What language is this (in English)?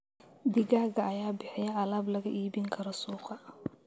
Somali